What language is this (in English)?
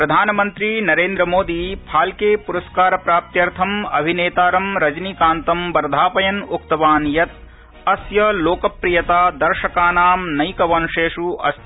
Sanskrit